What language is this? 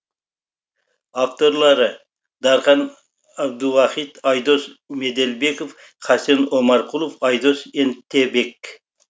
Kazakh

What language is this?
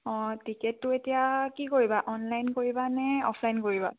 Assamese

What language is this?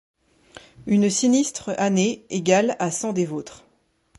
French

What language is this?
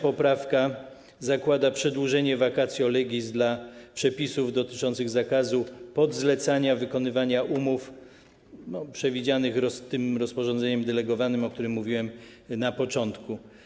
Polish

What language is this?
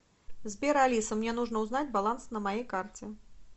Russian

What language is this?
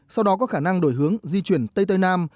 Vietnamese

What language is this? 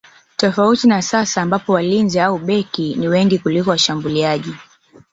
Swahili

